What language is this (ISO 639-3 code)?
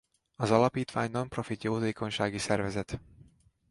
hun